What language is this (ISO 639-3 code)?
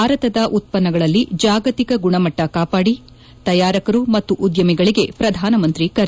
kan